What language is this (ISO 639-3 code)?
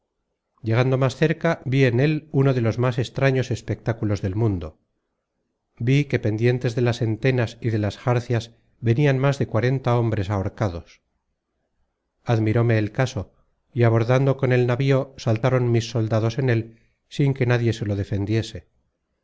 spa